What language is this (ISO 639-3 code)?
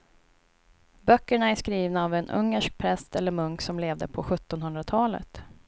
swe